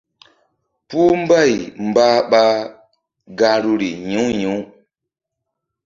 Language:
Mbum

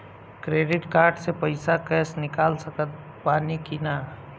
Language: Bhojpuri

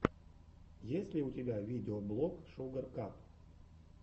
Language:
Russian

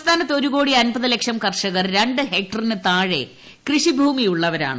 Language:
Malayalam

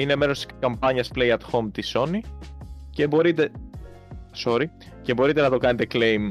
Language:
Greek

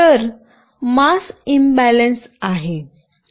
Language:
Marathi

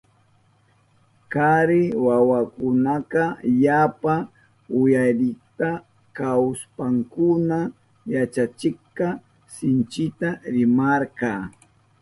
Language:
Southern Pastaza Quechua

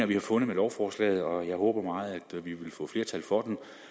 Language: Danish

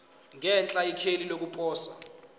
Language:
Zulu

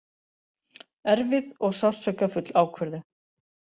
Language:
Icelandic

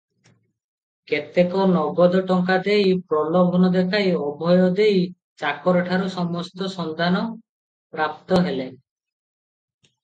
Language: Odia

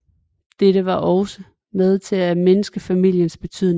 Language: Danish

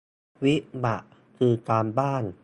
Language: Thai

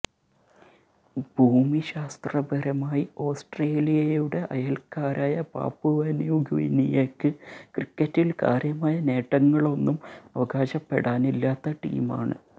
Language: Malayalam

